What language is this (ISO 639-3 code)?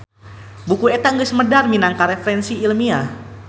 sun